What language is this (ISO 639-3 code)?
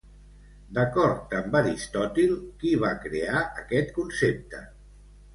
cat